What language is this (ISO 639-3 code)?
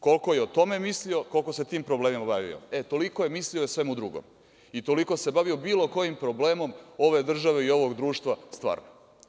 srp